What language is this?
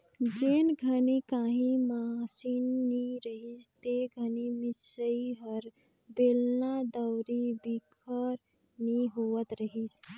Chhattisgarhi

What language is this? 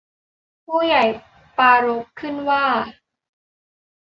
Thai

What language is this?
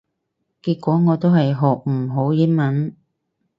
Cantonese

